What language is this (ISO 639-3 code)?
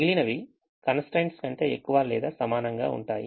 tel